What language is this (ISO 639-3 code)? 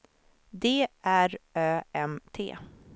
swe